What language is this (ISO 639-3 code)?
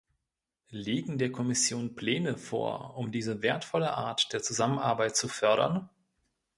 deu